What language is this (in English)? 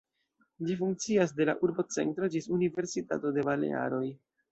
Esperanto